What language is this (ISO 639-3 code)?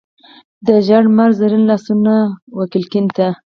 pus